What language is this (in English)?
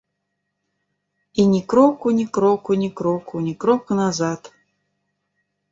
Belarusian